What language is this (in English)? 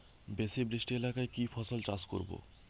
Bangla